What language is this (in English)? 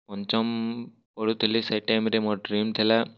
Odia